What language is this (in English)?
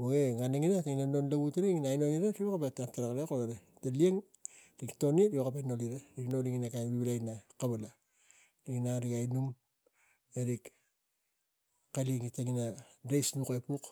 Tigak